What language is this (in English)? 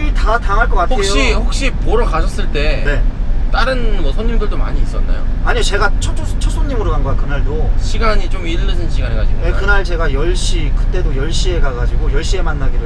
Korean